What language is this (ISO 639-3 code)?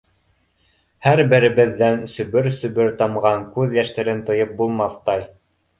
bak